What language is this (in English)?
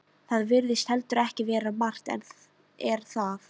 Icelandic